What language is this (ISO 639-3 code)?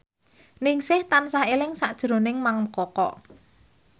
jav